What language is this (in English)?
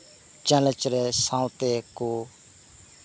Santali